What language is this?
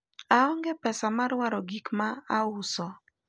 Luo (Kenya and Tanzania)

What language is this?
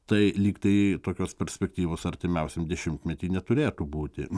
Lithuanian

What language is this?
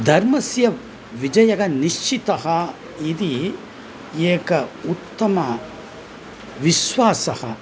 Sanskrit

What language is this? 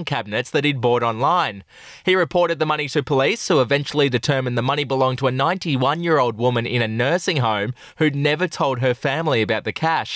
English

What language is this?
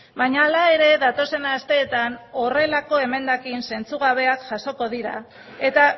Basque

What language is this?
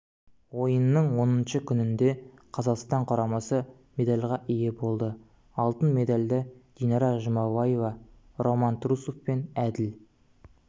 Kazakh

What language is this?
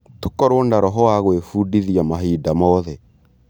Kikuyu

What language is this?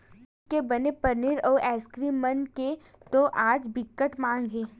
Chhattisgarhi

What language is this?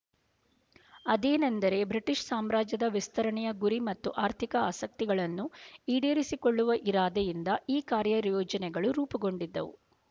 Kannada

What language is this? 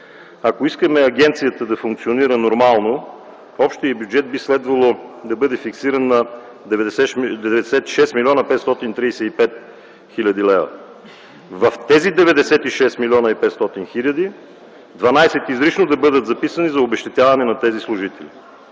Bulgarian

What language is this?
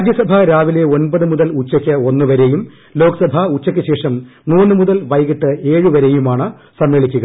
Malayalam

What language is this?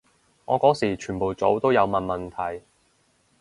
Cantonese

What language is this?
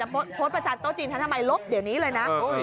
Thai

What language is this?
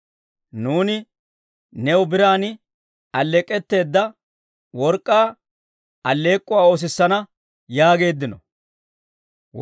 Dawro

